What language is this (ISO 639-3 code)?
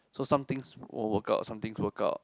eng